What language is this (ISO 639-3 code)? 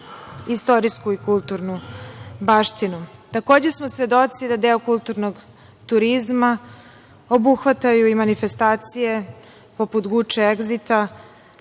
srp